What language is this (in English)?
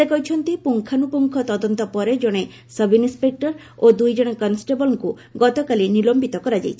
Odia